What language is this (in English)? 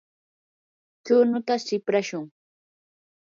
Yanahuanca Pasco Quechua